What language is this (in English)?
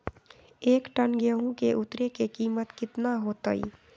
Magahi